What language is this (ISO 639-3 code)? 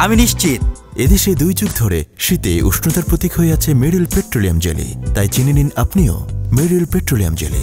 tur